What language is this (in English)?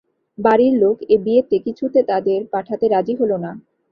Bangla